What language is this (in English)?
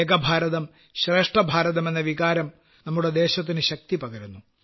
Malayalam